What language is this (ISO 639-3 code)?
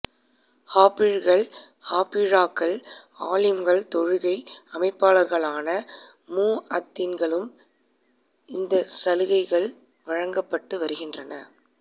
tam